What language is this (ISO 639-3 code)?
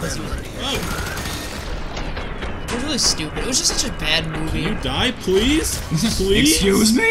eng